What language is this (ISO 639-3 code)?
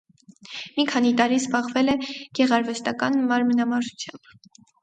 hye